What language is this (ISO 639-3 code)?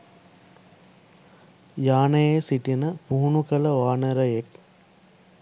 sin